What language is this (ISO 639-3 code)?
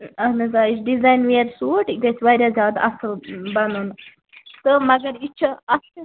kas